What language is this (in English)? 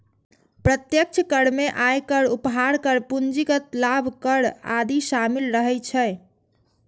Maithili